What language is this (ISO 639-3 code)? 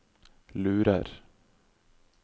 nor